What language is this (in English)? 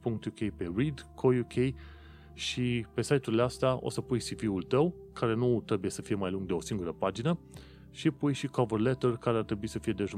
Romanian